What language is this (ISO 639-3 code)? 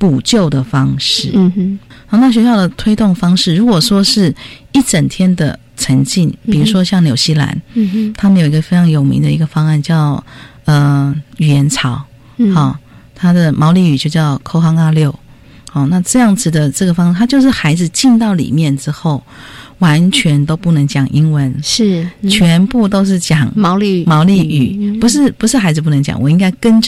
zho